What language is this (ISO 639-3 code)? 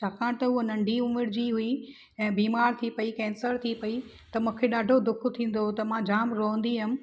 snd